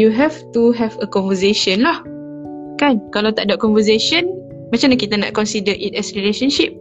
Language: Malay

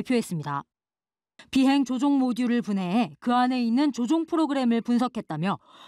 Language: Korean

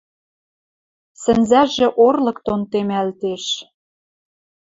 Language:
Western Mari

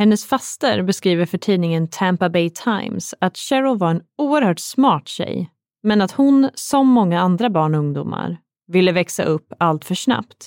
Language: Swedish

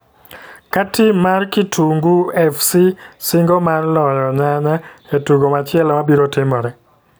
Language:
Luo (Kenya and Tanzania)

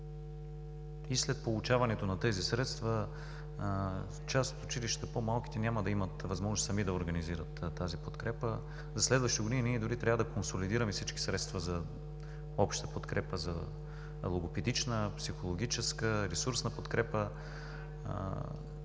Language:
Bulgarian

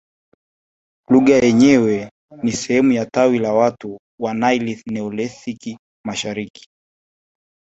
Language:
Swahili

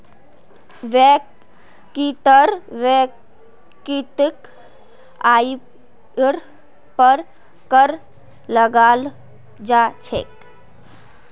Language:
Magahi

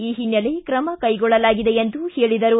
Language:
Kannada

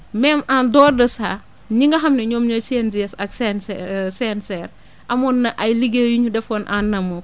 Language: Wolof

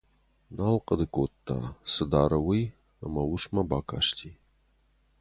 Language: Ossetic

